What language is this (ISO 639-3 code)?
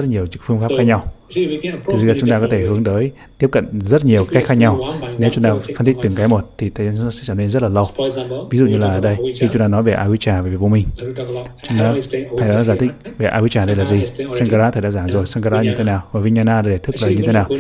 vie